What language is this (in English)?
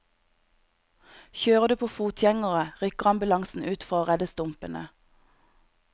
Norwegian